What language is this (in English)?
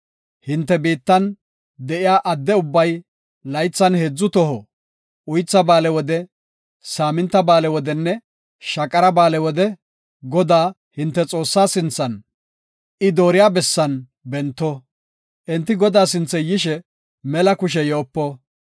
Gofa